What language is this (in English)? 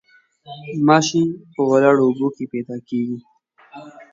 Pashto